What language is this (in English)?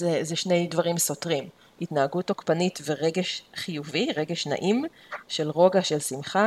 Hebrew